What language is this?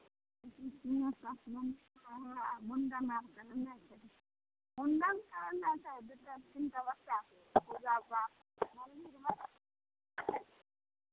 Maithili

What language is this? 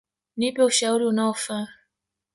Swahili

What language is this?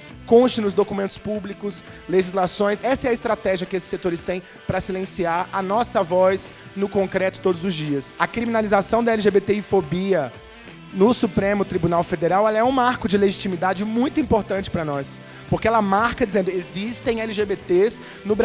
Portuguese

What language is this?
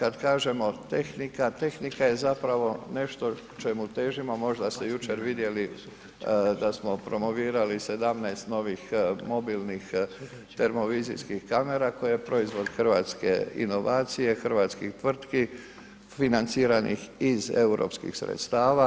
Croatian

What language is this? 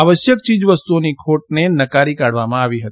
Gujarati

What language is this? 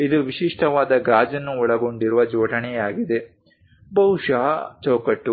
Kannada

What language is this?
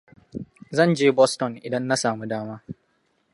Hausa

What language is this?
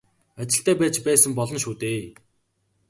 Mongolian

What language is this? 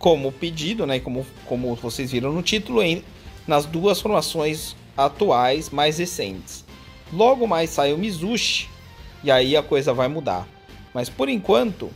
Portuguese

